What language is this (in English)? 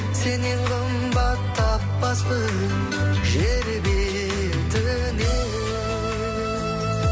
Kazakh